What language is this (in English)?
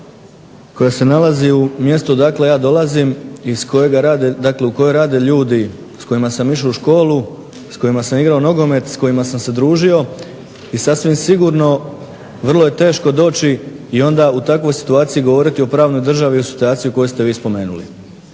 Croatian